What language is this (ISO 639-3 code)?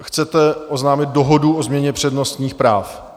ces